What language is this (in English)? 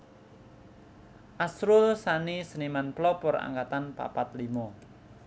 Javanese